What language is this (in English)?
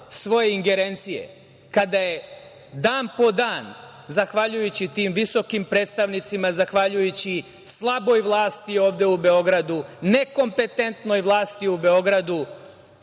Serbian